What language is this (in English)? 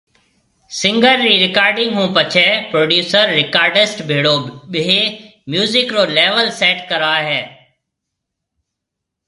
Marwari (Pakistan)